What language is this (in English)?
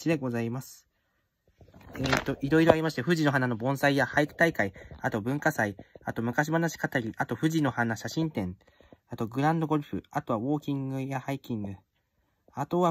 Japanese